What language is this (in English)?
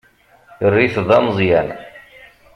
Kabyle